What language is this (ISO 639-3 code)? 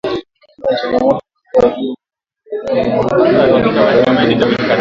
swa